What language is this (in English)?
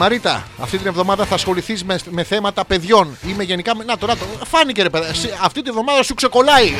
Greek